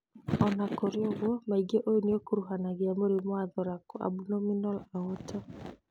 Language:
Kikuyu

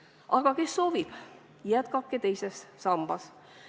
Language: Estonian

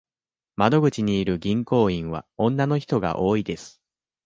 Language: Japanese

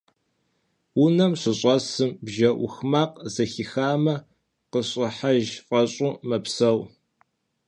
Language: Kabardian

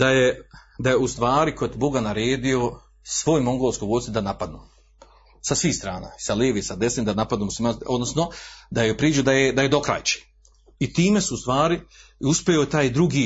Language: Croatian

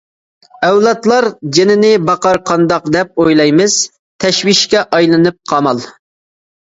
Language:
Uyghur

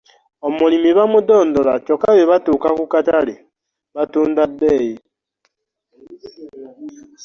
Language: Ganda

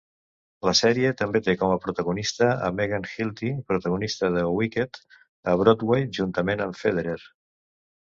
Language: Catalan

